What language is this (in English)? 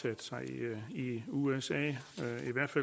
Danish